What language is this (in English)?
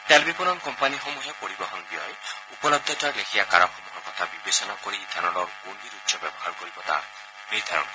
Assamese